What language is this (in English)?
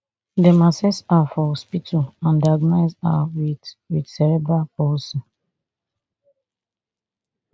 Nigerian Pidgin